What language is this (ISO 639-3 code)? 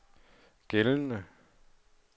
dan